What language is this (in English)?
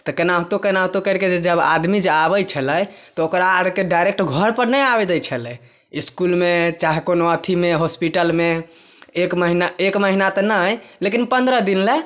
Maithili